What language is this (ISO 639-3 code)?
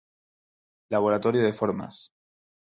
glg